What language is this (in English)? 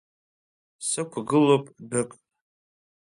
Abkhazian